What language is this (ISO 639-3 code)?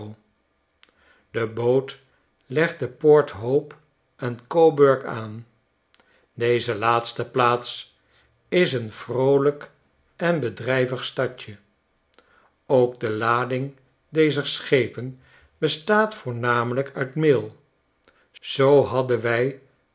nld